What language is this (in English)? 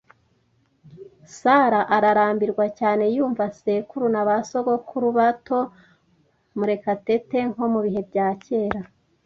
Kinyarwanda